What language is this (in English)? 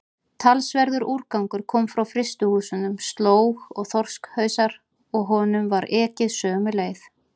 Icelandic